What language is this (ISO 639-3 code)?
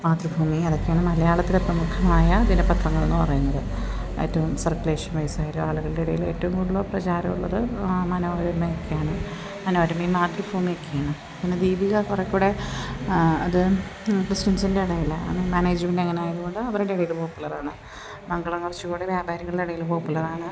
mal